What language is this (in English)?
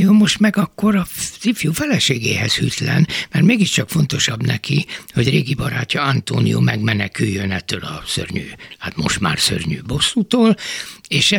Hungarian